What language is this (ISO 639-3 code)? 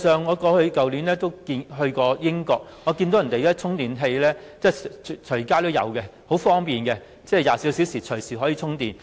yue